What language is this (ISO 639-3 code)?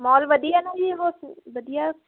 pan